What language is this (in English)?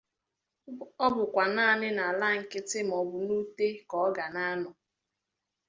Igbo